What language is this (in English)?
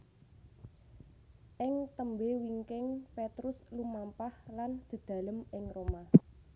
Javanese